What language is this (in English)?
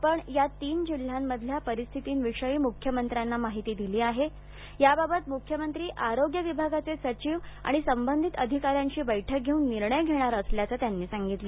Marathi